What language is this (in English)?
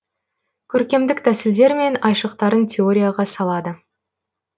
Kazakh